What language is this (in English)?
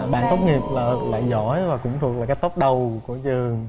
Vietnamese